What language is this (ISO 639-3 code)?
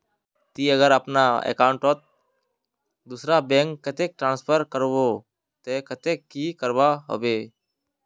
mag